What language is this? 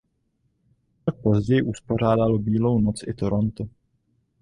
Czech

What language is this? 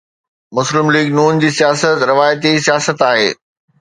Sindhi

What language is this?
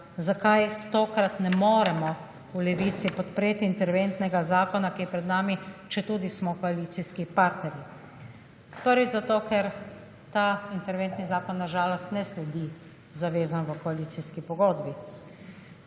Slovenian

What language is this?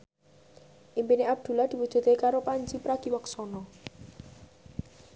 Javanese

